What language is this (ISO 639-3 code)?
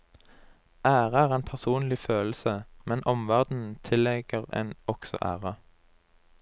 nor